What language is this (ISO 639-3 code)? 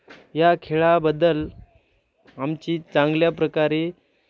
mar